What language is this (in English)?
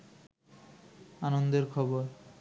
Bangla